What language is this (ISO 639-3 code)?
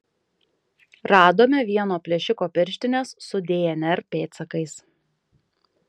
lit